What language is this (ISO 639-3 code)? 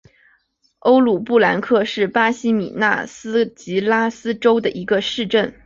zho